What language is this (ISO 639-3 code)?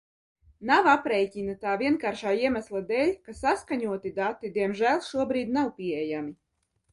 lav